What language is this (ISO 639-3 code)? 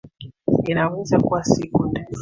swa